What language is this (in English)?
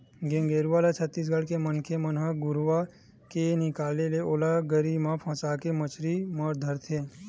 Chhattisgarhi